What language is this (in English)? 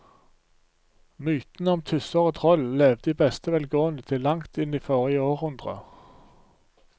Norwegian